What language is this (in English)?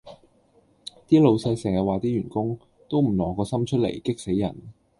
Cantonese